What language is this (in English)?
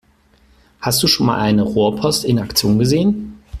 German